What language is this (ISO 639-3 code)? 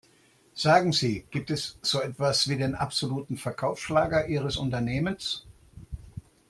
deu